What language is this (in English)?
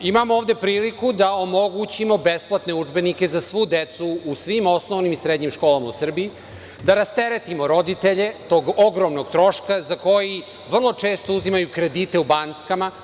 Serbian